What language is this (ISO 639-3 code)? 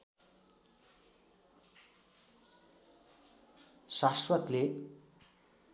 nep